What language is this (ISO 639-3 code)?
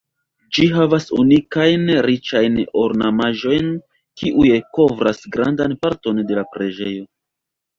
epo